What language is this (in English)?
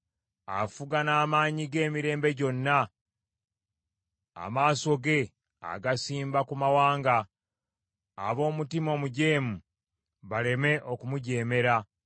Ganda